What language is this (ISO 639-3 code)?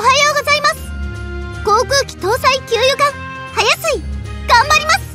jpn